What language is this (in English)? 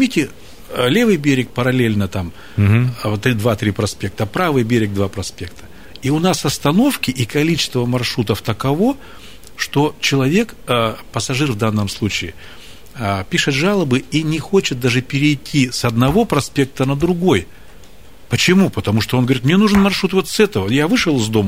Russian